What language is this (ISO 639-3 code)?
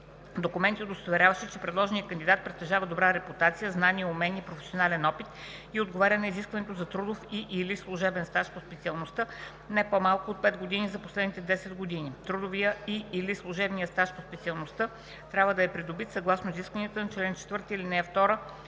bul